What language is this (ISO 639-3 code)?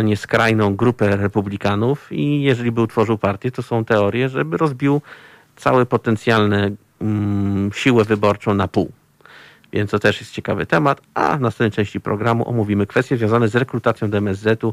pol